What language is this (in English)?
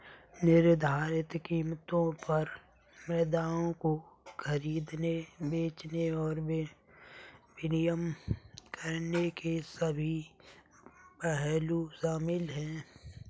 Hindi